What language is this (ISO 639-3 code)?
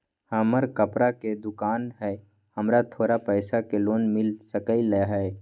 mag